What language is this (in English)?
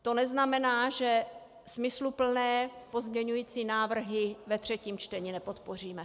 Czech